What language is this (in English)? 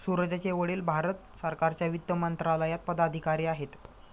Marathi